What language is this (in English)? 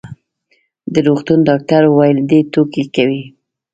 Pashto